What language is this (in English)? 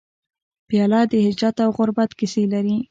Pashto